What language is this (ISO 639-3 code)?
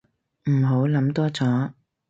yue